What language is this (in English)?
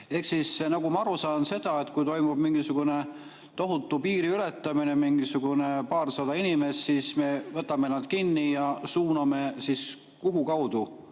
Estonian